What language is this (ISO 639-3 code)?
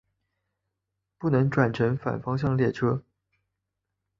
zho